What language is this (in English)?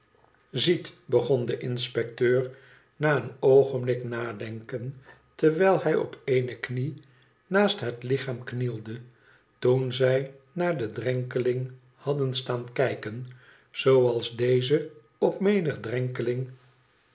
Dutch